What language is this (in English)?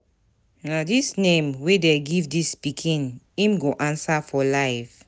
Nigerian Pidgin